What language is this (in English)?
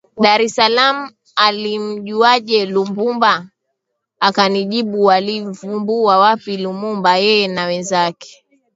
Swahili